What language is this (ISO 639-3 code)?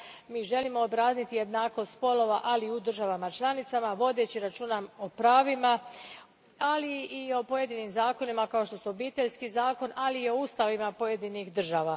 hrv